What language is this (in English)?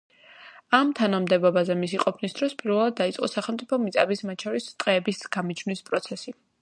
Georgian